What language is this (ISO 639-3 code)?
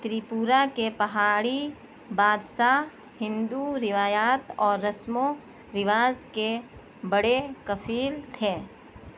urd